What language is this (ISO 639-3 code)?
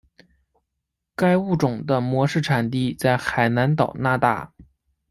zho